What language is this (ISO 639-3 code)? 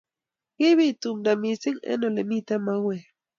kln